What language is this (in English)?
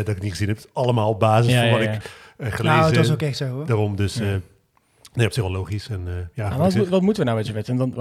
Dutch